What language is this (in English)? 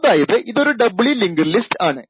Malayalam